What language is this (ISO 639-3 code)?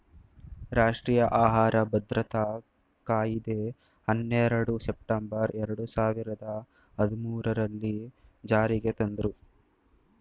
kan